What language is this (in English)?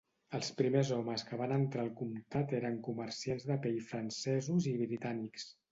Catalan